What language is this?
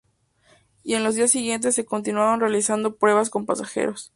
Spanish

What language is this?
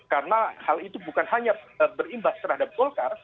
Indonesian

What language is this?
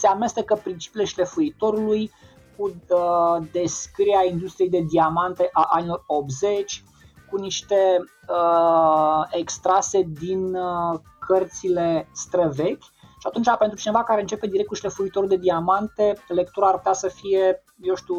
Romanian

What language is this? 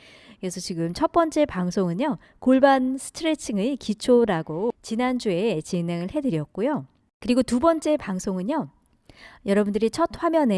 Korean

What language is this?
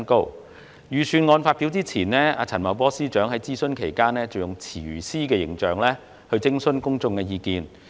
Cantonese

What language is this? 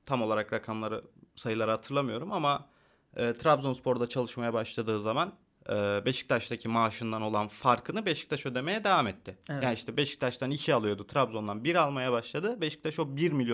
Turkish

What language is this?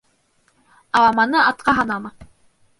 Bashkir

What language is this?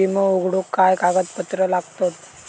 Marathi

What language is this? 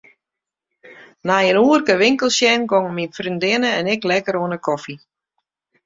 Western Frisian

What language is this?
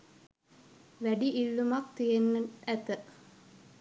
Sinhala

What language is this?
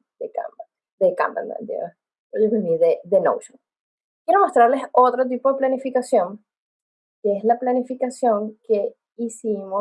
Spanish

